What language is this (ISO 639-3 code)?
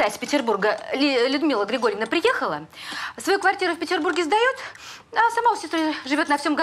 rus